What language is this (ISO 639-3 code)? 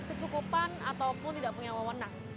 ind